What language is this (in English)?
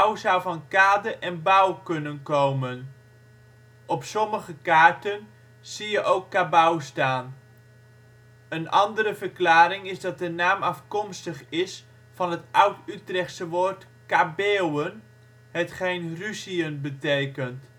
Dutch